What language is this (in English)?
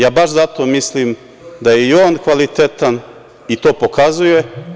Serbian